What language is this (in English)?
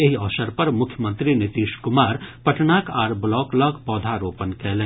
Maithili